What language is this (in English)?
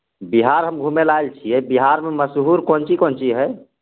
Maithili